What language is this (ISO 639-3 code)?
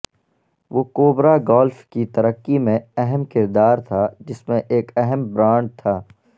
urd